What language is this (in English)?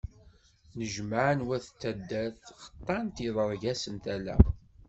Kabyle